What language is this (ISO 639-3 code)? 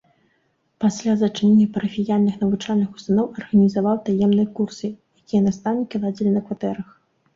bel